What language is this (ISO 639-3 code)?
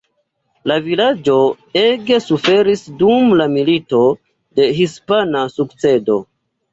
epo